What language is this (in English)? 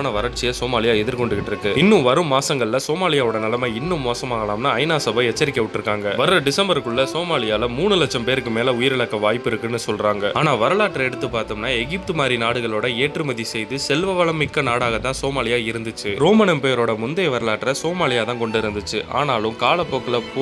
Romanian